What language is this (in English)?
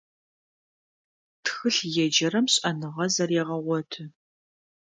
Adyghe